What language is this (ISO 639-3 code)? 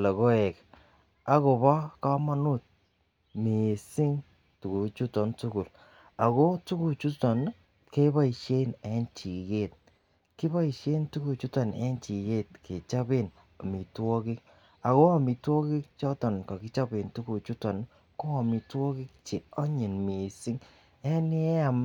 kln